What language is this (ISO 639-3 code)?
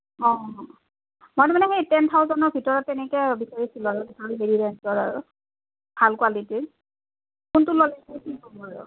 asm